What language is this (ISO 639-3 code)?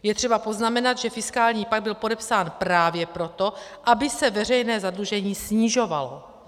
ces